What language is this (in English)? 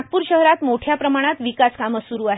Marathi